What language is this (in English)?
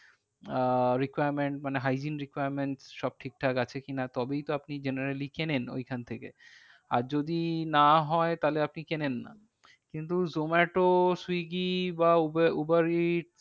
Bangla